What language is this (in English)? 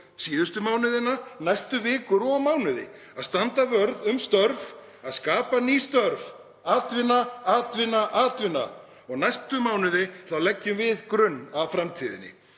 Icelandic